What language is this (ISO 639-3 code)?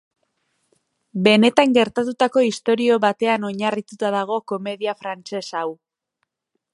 eus